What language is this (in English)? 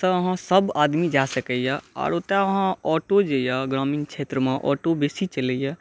Maithili